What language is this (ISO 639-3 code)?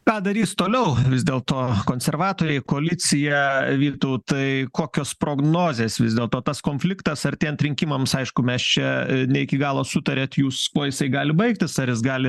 lit